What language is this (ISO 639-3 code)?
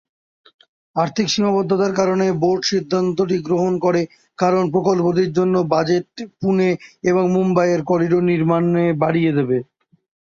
ben